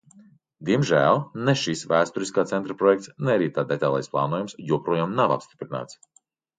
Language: Latvian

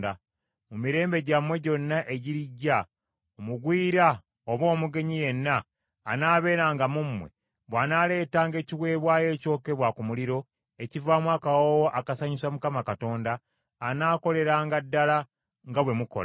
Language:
Ganda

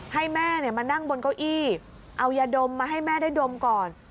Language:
Thai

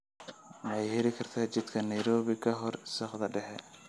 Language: Somali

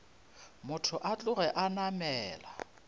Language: Northern Sotho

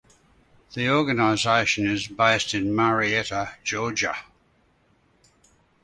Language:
English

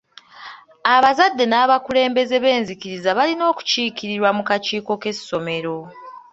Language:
Ganda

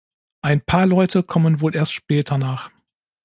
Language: German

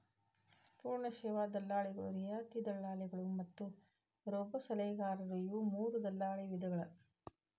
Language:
Kannada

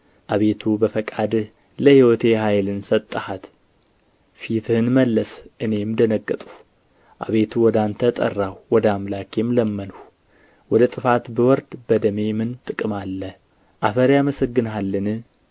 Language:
Amharic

